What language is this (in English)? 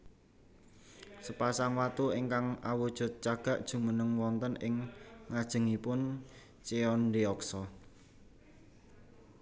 Javanese